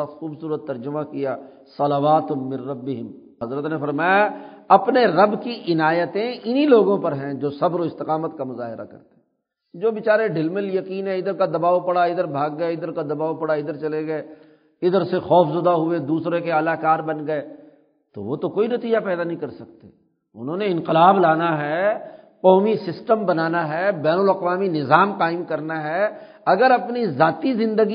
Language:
Urdu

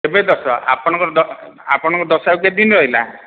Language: Odia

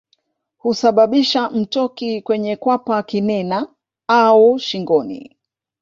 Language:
Swahili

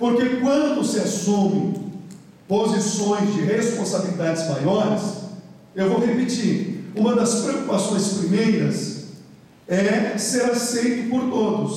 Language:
Portuguese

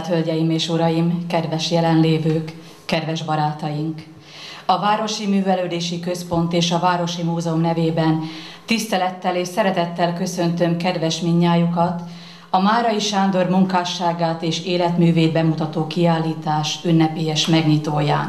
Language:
Hungarian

